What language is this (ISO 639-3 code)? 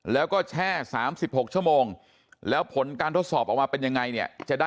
tha